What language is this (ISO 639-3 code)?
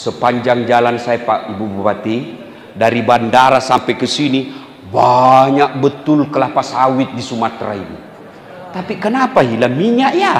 ind